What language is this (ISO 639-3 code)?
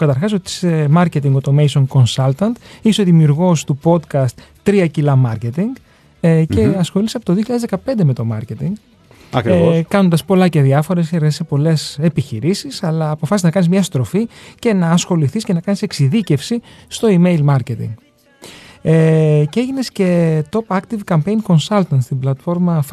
ell